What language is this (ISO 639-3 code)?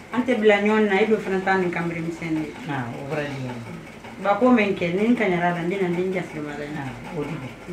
eng